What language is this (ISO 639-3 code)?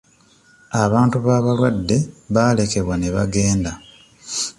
lug